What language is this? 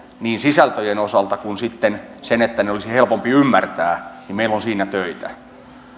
Finnish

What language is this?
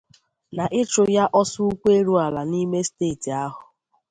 Igbo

